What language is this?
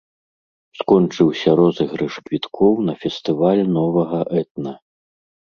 Belarusian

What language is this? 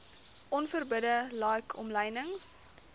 Afrikaans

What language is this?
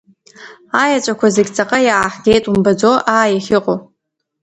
Abkhazian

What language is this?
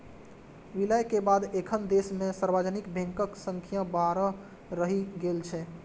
Maithili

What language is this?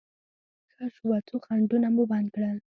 Pashto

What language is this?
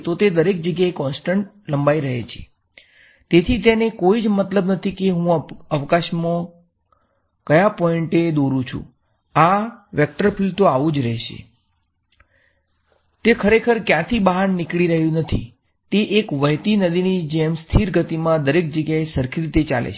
Gujarati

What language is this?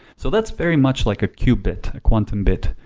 English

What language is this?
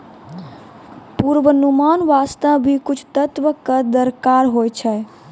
Maithili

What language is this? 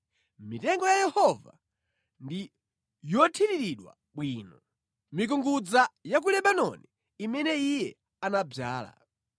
Nyanja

